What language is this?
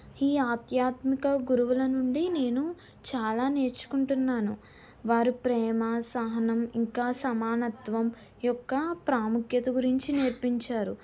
Telugu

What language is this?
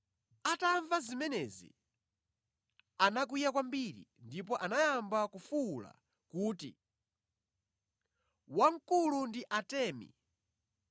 Nyanja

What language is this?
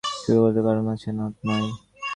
Bangla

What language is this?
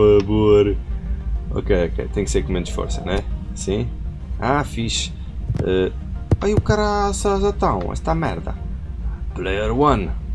Portuguese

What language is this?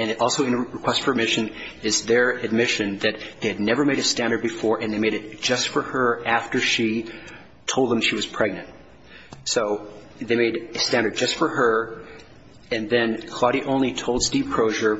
English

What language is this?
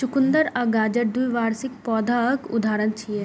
Maithili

